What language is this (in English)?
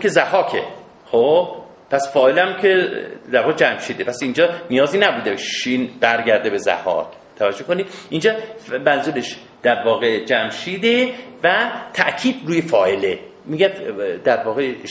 Persian